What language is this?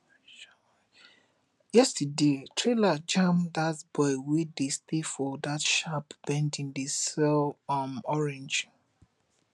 Nigerian Pidgin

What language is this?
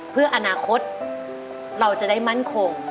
Thai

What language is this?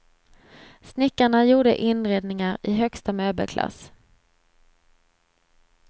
Swedish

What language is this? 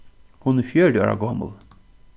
Faroese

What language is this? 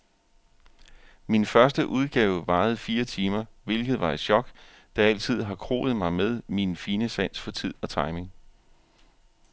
Danish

